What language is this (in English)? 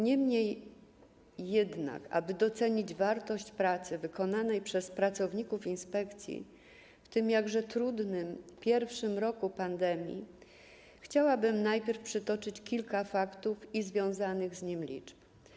Polish